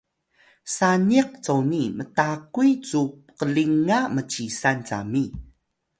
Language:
Atayal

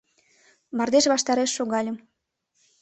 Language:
Mari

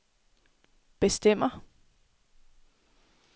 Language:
Danish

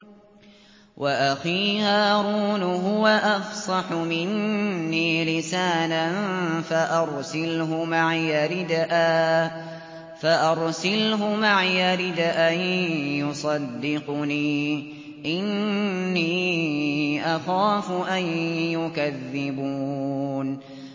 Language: Arabic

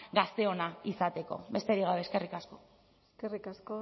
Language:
Basque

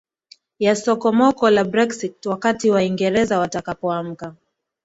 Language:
Swahili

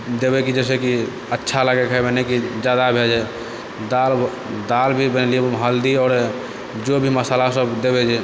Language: Maithili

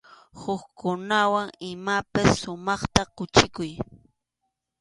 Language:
Arequipa-La Unión Quechua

